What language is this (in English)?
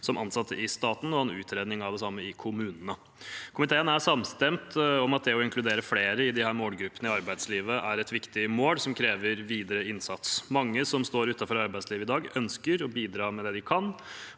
Norwegian